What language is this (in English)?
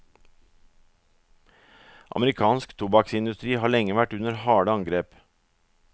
Norwegian